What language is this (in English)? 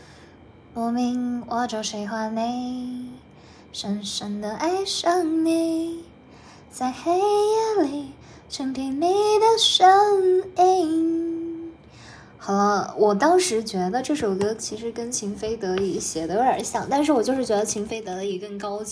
Chinese